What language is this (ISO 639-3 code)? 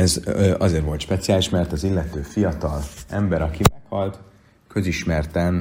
hun